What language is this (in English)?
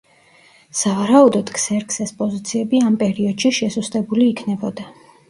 Georgian